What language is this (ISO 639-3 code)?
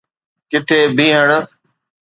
snd